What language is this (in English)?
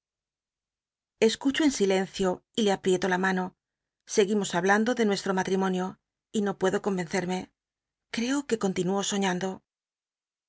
Spanish